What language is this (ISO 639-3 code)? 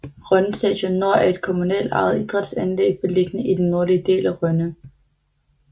dan